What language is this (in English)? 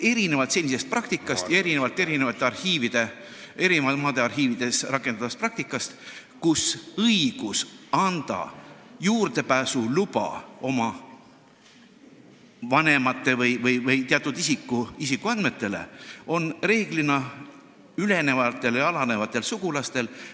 Estonian